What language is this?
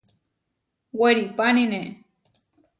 Huarijio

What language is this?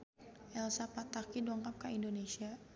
Sundanese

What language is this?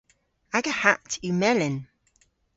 Cornish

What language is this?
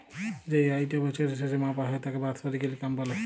Bangla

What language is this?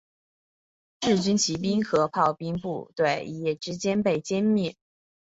Chinese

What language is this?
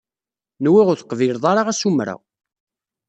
Kabyle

